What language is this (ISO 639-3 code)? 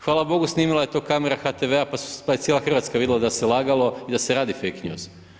hrv